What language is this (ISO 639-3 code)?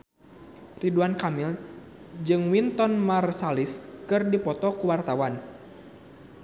sun